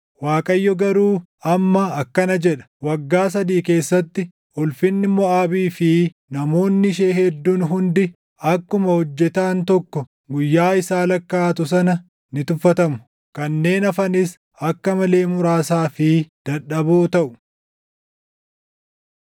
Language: Oromo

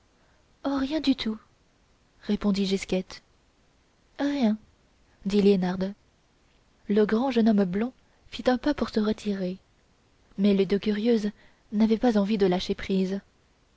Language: French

